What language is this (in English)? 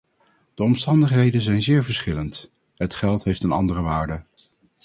Dutch